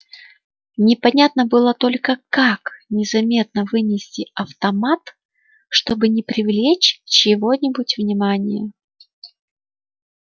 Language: Russian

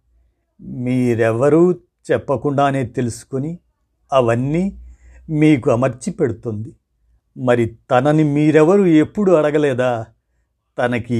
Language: Telugu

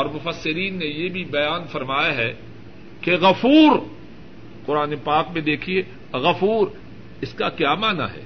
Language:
Urdu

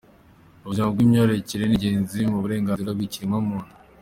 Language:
Kinyarwanda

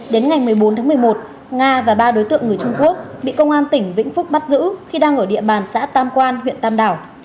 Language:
Vietnamese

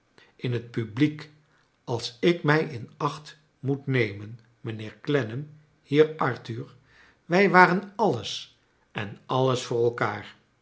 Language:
Dutch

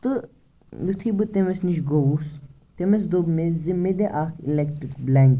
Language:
Kashmiri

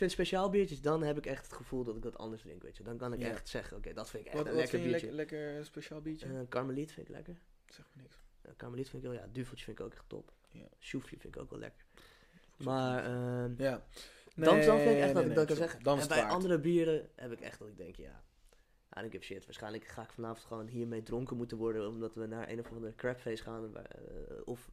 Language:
Dutch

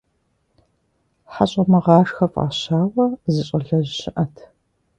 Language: Kabardian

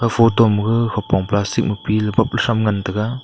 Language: Wancho Naga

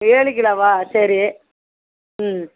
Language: Tamil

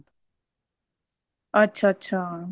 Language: Punjabi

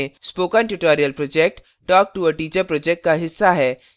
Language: Hindi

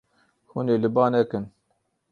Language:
Kurdish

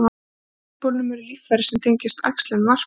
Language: Icelandic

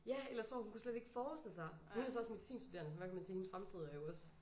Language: Danish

